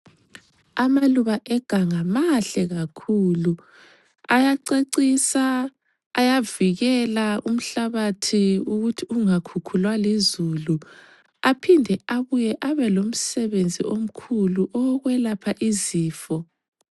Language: North Ndebele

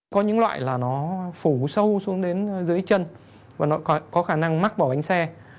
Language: Vietnamese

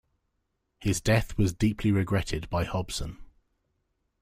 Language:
English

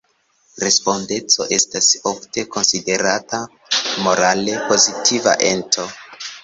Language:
Esperanto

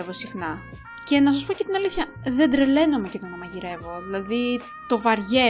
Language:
Greek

